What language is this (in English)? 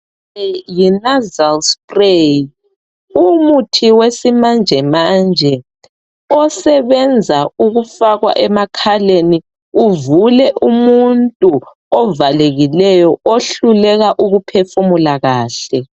North Ndebele